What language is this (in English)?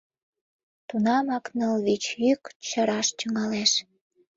Mari